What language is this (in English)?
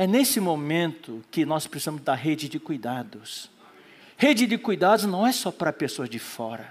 Portuguese